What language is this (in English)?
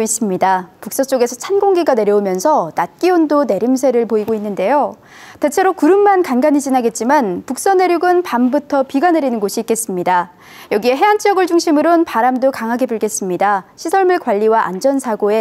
Korean